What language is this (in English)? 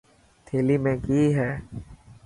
Dhatki